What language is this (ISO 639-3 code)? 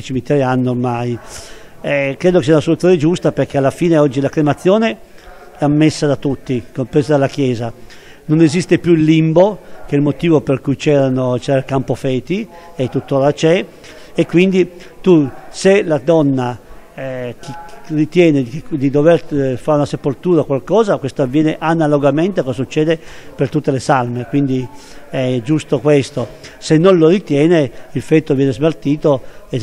ita